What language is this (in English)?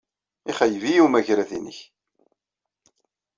Kabyle